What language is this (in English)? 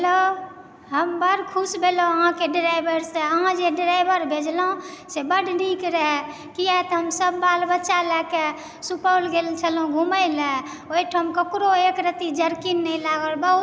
Maithili